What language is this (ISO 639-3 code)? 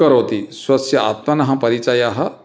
san